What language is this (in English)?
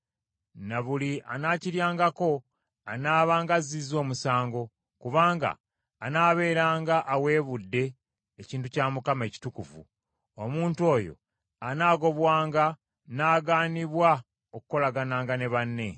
Ganda